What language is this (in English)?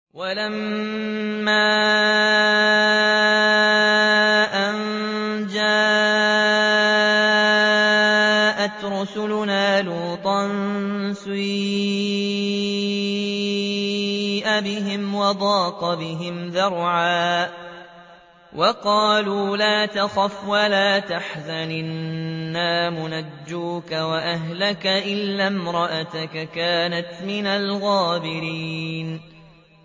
Arabic